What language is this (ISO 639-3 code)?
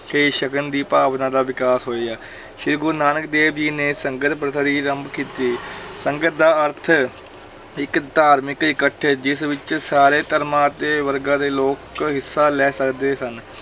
pan